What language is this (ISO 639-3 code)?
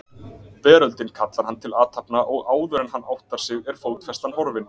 isl